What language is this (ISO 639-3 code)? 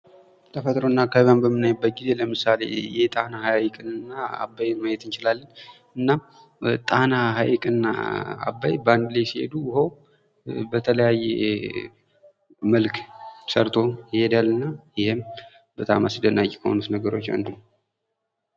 amh